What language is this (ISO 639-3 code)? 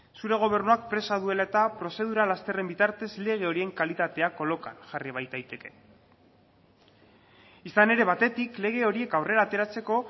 eus